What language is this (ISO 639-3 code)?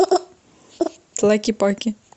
rus